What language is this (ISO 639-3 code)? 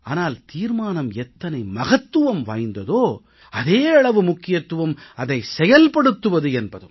tam